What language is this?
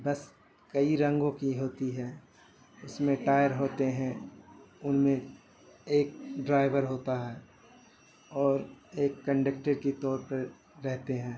Urdu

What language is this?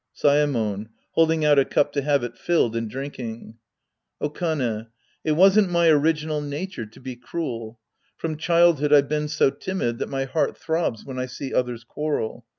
English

